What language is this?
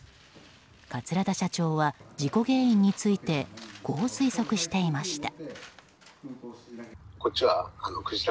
Japanese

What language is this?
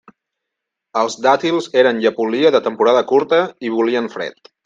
Catalan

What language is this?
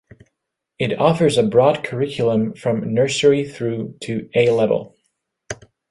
English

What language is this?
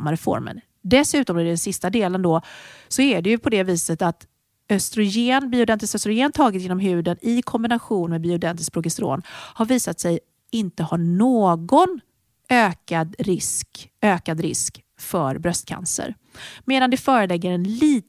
Swedish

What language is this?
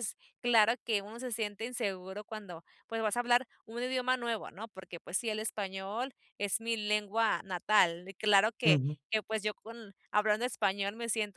Spanish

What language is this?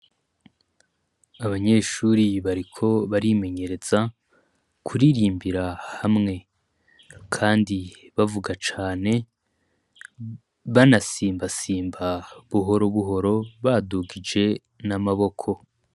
Rundi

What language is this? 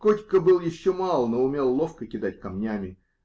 Russian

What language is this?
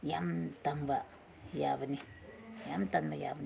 Manipuri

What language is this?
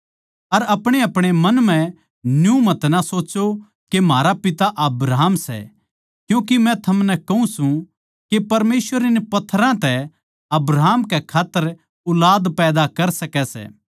Haryanvi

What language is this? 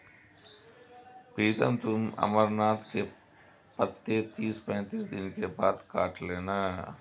Hindi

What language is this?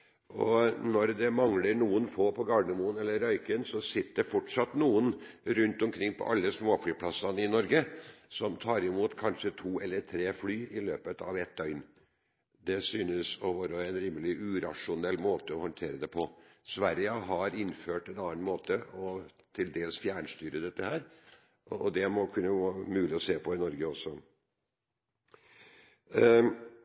Norwegian Bokmål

